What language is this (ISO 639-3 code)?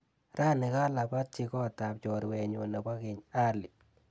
kln